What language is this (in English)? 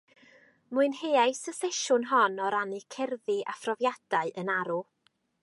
Welsh